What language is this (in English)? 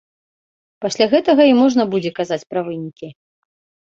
Belarusian